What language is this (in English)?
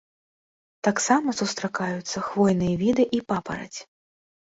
Belarusian